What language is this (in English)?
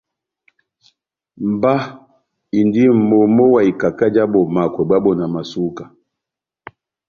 Batanga